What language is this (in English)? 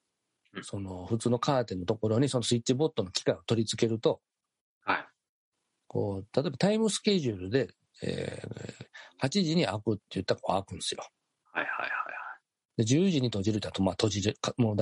Japanese